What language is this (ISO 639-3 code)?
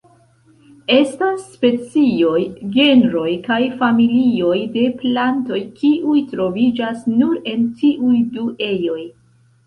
epo